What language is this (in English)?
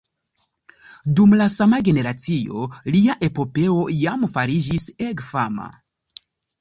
Esperanto